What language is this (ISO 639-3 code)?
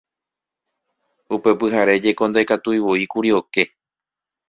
grn